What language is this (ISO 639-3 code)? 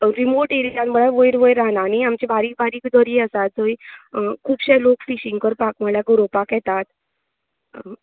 kok